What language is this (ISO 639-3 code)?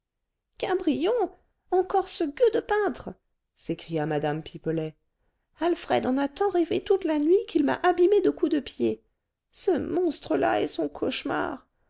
fra